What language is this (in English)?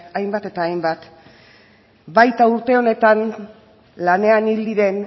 Basque